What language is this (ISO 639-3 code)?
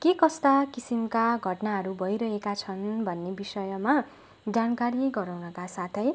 nep